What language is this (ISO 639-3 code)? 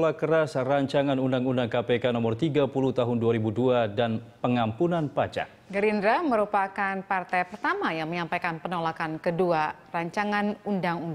ind